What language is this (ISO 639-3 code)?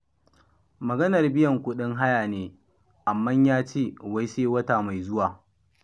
hau